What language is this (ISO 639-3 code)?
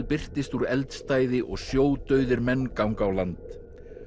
isl